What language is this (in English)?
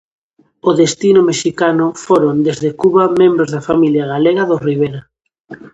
Galician